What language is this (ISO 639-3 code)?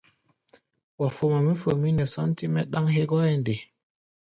gba